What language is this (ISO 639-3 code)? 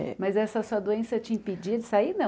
por